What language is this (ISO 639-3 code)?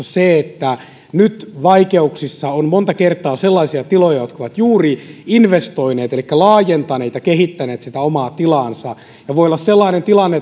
fin